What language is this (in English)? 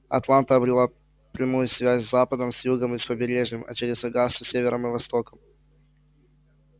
Russian